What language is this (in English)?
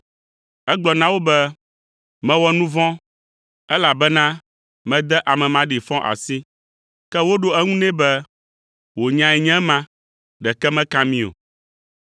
Ewe